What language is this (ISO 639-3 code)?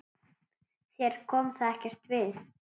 isl